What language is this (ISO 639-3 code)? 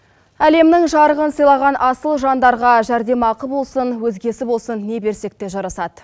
kaz